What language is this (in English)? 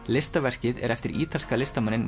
Icelandic